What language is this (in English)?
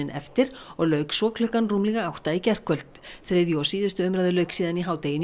Icelandic